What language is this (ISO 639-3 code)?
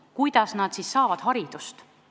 est